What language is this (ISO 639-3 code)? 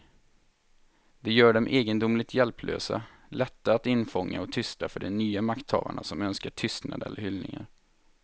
swe